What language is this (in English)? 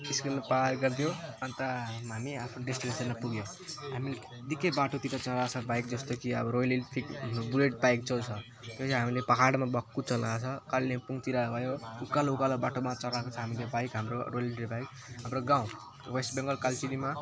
Nepali